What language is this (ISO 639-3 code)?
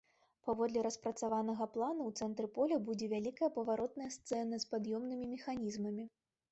bel